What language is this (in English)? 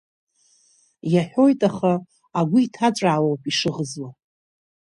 Abkhazian